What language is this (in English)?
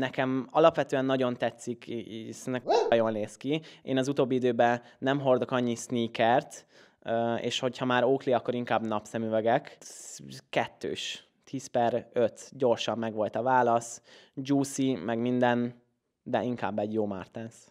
Hungarian